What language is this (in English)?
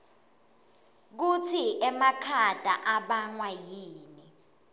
Swati